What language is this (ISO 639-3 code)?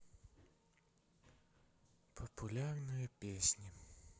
rus